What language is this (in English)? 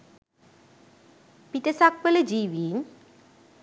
Sinhala